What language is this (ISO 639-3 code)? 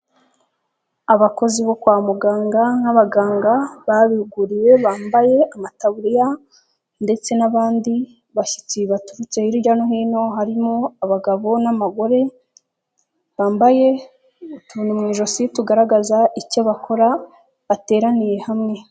kin